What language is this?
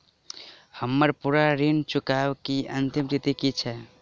Maithili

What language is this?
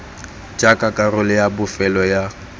Tswana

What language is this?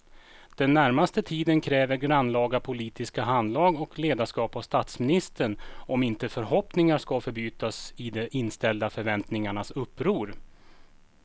Swedish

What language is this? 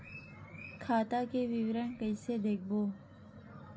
Chhattisgarhi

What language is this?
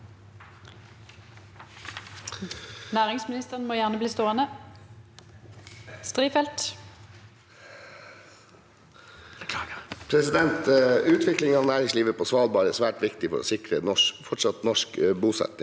Norwegian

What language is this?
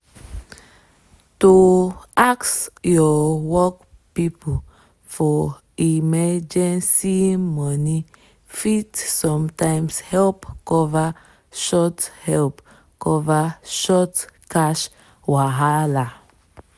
Nigerian Pidgin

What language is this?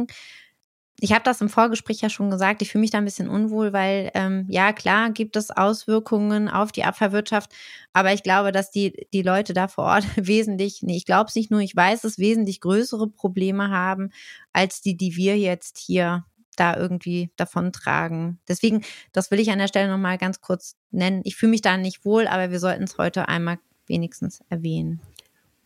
German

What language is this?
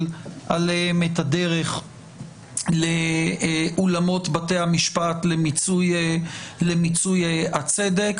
Hebrew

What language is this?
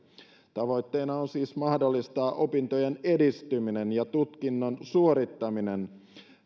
Finnish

